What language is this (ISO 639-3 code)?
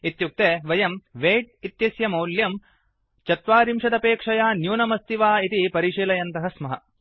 san